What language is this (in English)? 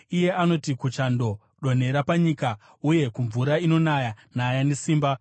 Shona